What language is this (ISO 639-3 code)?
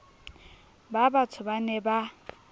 sot